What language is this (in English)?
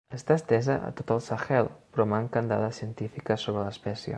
Catalan